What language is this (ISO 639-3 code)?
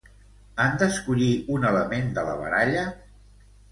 cat